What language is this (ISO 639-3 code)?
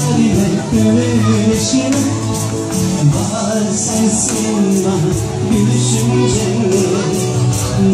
ron